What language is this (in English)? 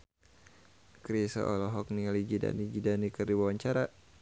Sundanese